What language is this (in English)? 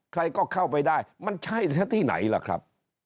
Thai